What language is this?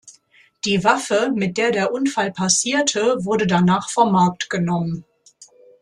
German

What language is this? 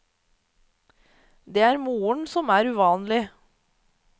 Norwegian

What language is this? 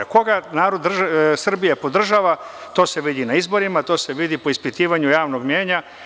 Serbian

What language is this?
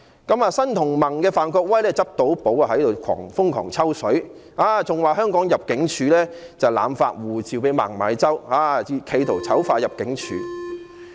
Cantonese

